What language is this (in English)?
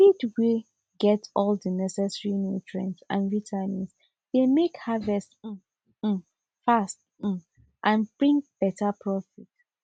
Nigerian Pidgin